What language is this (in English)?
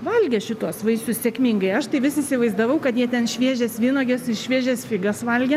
Lithuanian